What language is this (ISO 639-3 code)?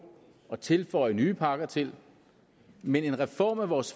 dan